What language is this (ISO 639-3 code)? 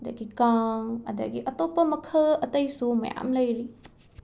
mni